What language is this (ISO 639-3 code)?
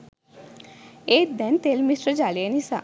sin